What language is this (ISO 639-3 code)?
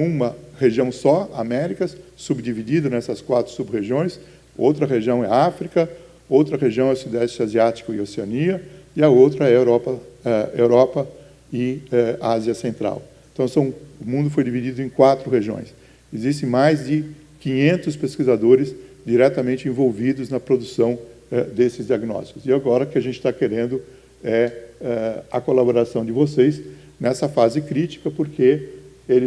por